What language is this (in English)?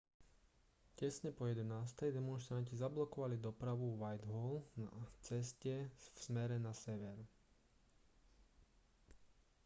Slovak